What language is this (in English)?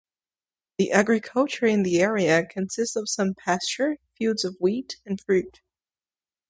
English